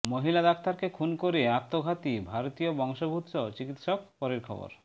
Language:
Bangla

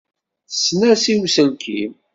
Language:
Kabyle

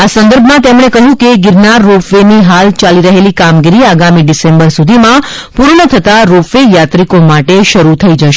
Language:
Gujarati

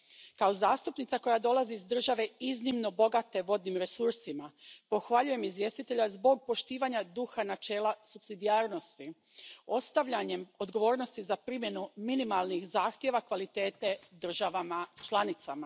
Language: Croatian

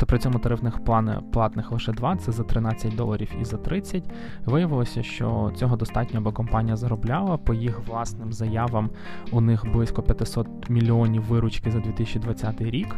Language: Ukrainian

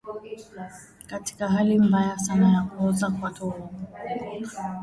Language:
Swahili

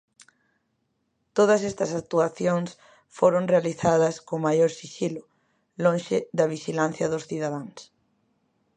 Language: Galician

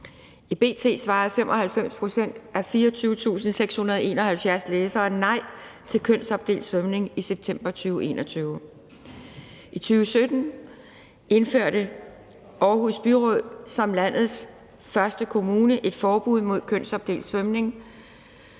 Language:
Danish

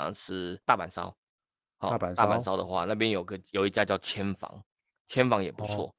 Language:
Chinese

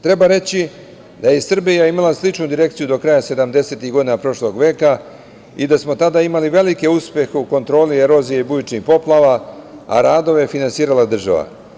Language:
Serbian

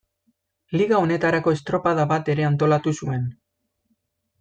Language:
Basque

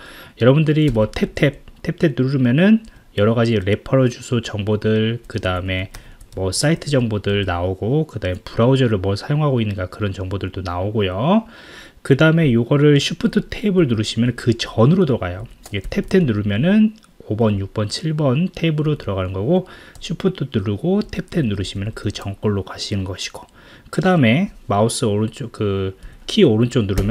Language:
Korean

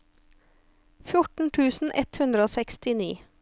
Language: Norwegian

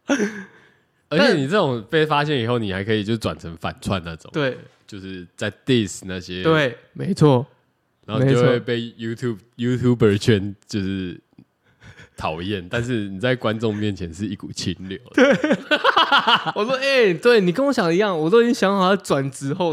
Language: Chinese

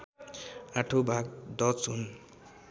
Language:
Nepali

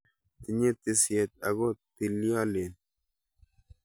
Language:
Kalenjin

